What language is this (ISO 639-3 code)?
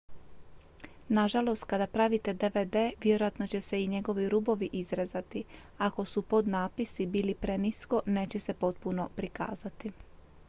hrv